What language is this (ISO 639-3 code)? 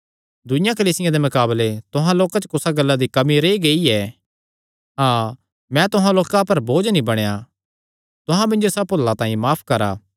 xnr